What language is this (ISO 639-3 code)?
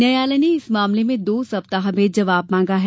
hin